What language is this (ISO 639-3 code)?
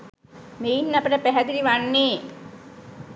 sin